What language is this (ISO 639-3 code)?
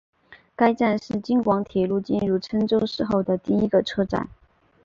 zho